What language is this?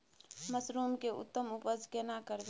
Maithili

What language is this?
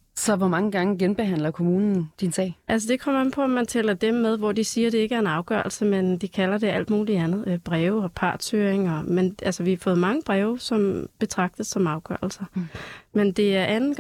Danish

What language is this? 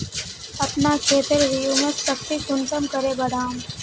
Magahi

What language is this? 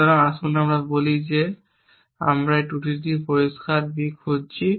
Bangla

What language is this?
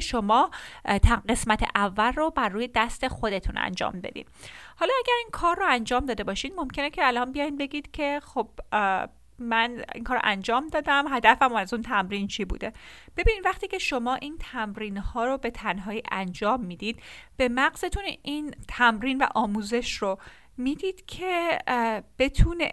Persian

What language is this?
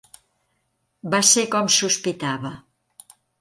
Catalan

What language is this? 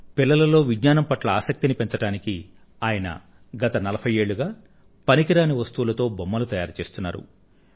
Telugu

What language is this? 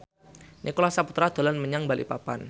Javanese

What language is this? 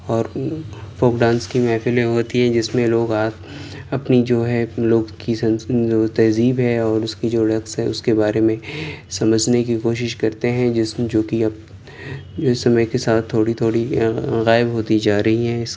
Urdu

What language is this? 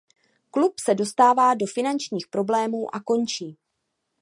Czech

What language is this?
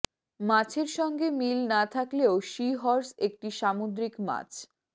Bangla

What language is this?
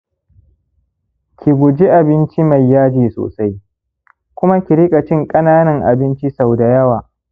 Hausa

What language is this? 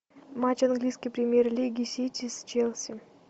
Russian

